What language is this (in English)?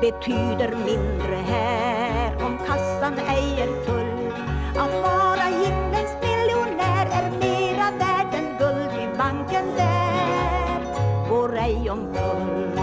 Swedish